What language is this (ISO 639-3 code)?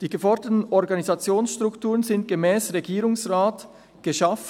gsw